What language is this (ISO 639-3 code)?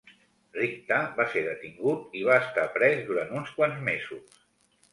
cat